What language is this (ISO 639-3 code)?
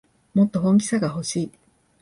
jpn